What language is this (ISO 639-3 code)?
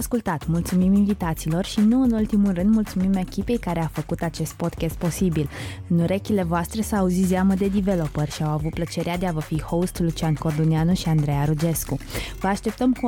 ron